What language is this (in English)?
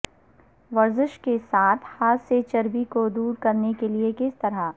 Urdu